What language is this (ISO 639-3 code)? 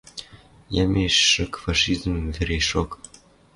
mrj